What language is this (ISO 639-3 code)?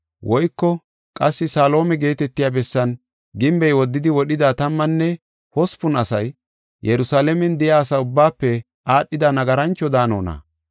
gof